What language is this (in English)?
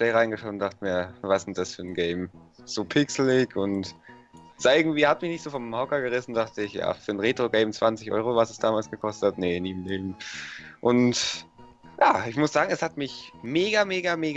German